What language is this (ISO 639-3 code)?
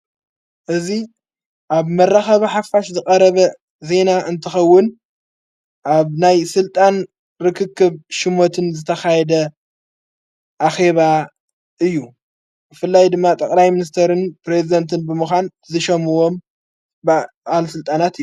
tir